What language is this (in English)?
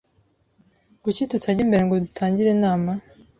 Kinyarwanda